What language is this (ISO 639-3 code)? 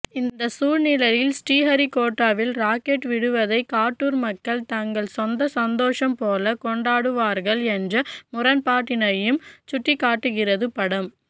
tam